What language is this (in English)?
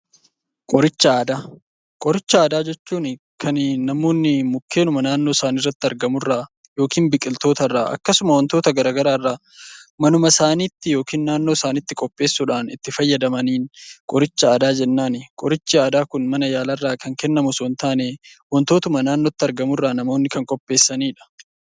Oromo